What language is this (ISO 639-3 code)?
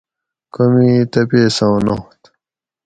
gwc